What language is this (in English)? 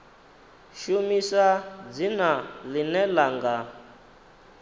Venda